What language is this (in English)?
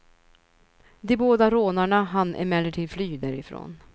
Swedish